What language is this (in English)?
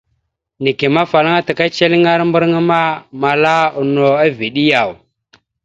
Mada (Cameroon)